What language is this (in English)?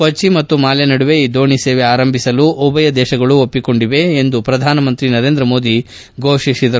Kannada